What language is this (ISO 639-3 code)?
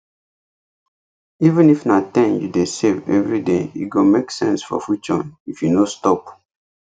pcm